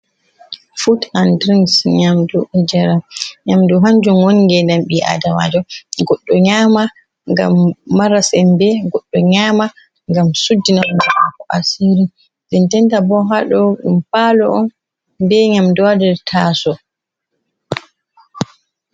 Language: Fula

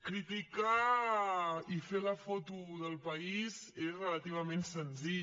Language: Catalan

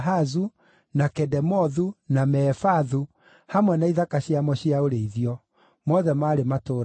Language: Kikuyu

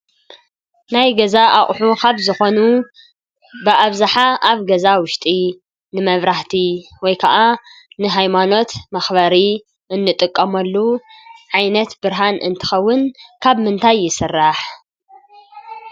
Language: Tigrinya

